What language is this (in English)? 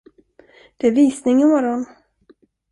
Swedish